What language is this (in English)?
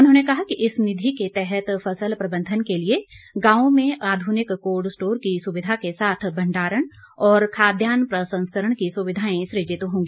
Hindi